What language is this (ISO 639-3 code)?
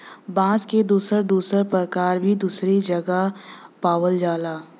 bho